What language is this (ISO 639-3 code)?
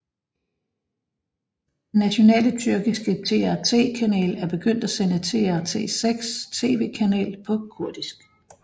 dan